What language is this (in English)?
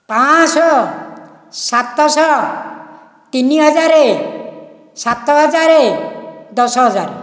Odia